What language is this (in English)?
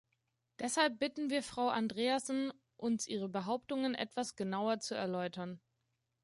German